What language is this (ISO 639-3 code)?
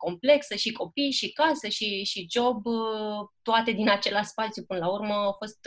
ron